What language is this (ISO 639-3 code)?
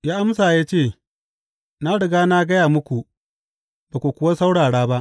hau